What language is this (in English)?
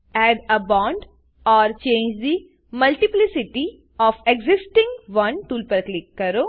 Gujarati